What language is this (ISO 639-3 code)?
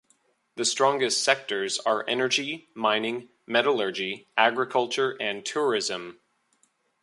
eng